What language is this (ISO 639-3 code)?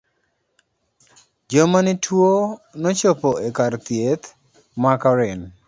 luo